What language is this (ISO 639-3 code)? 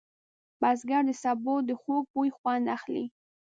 pus